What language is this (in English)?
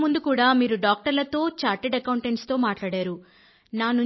Telugu